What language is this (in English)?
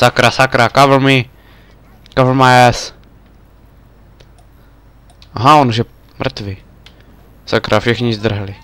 Czech